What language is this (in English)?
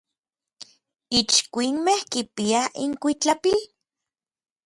Orizaba Nahuatl